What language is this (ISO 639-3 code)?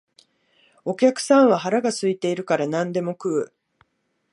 jpn